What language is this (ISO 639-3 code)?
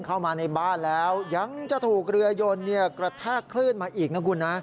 tha